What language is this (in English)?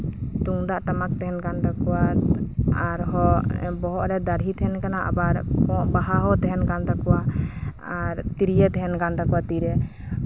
Santali